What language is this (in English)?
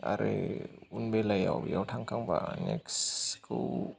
Bodo